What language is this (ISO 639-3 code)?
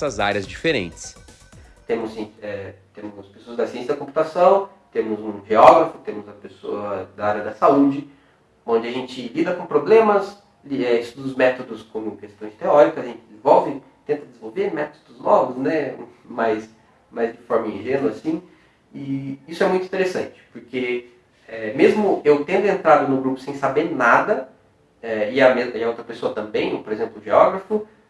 por